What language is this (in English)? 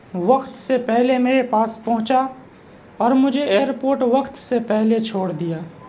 Urdu